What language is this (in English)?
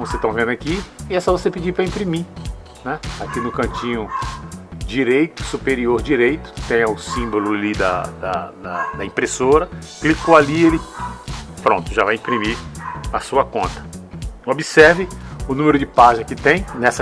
Portuguese